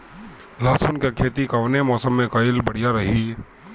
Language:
Bhojpuri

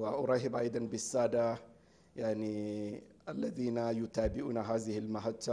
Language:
Arabic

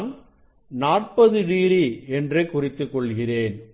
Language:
Tamil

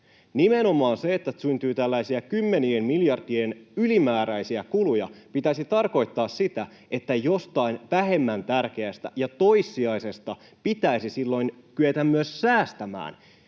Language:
Finnish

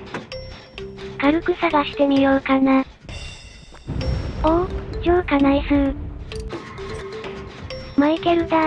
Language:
Japanese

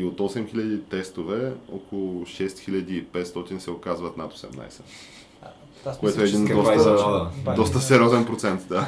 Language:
Bulgarian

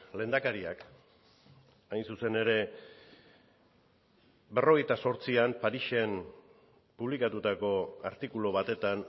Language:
Basque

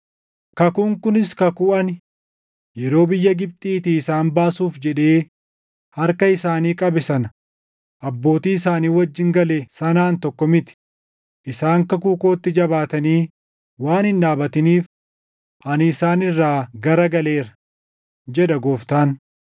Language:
Oromo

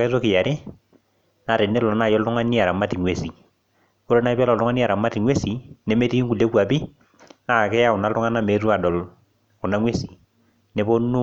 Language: Masai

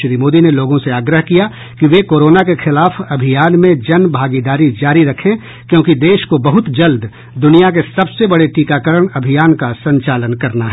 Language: Hindi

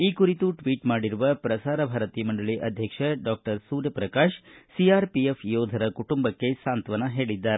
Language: Kannada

